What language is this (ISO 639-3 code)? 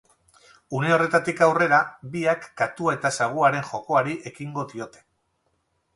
eus